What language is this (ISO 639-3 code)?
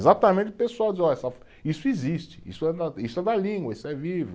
por